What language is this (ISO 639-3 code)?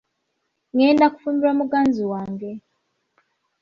lug